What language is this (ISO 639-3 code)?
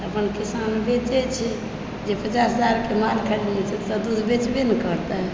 mai